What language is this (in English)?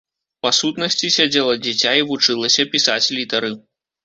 Belarusian